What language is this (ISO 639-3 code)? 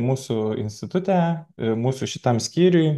lit